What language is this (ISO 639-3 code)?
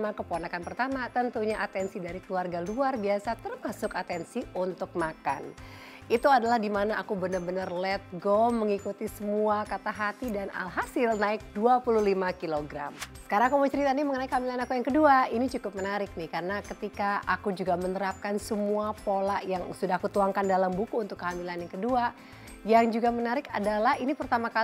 ind